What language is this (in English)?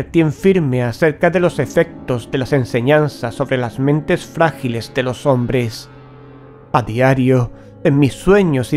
Spanish